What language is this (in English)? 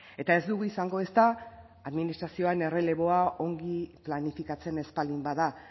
Basque